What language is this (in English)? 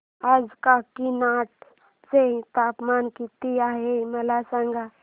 Marathi